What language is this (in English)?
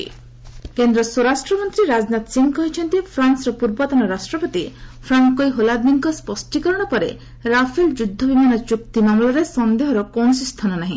Odia